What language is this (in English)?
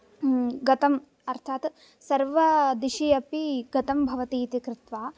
Sanskrit